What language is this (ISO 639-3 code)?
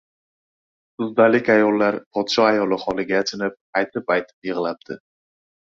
uzb